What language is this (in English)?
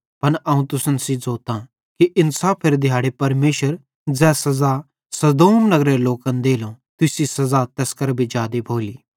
Bhadrawahi